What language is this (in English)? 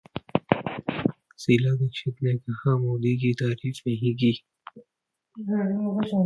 Hindi